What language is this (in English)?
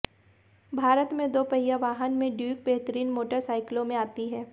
Hindi